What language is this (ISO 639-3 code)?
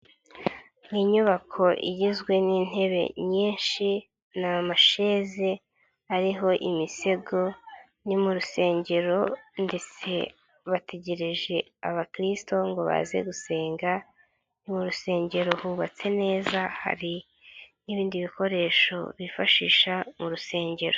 kin